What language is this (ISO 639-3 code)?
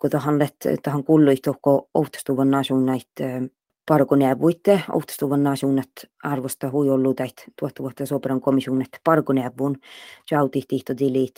fin